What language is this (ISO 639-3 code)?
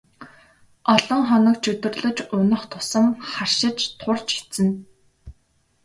mon